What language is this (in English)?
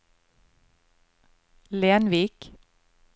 Norwegian